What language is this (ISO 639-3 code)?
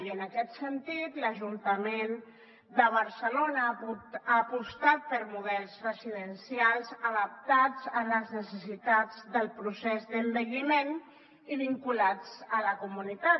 cat